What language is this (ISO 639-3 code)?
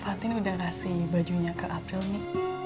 ind